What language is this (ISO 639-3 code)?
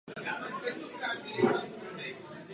ces